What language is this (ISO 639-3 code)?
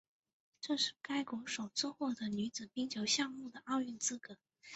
zho